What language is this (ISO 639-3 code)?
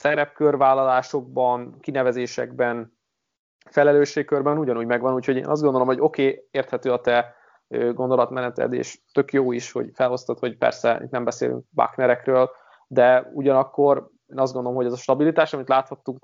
hun